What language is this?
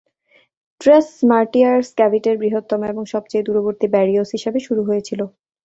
Bangla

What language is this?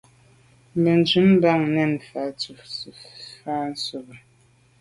Medumba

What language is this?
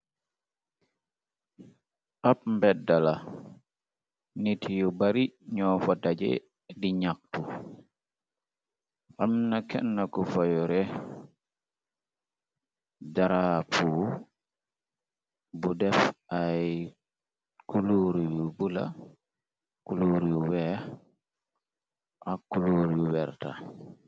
Wolof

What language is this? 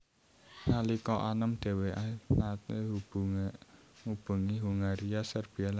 Javanese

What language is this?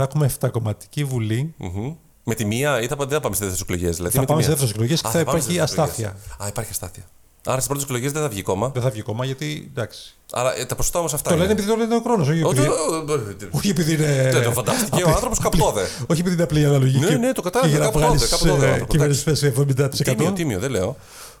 Greek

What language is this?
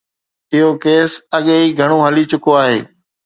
Sindhi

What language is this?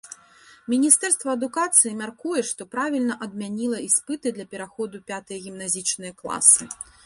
Belarusian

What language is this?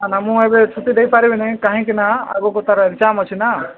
Odia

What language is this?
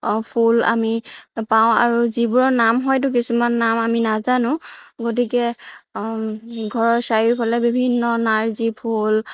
Assamese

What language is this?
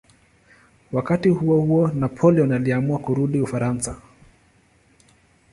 Swahili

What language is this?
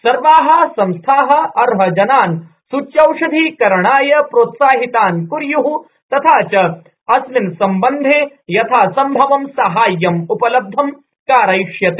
Sanskrit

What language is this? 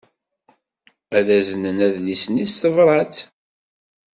Kabyle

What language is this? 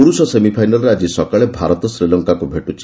Odia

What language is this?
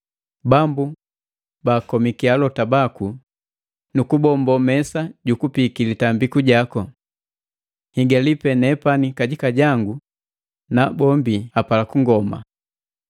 Matengo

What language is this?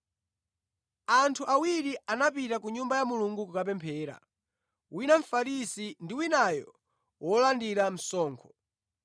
Nyanja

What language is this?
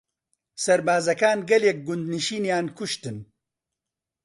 Central Kurdish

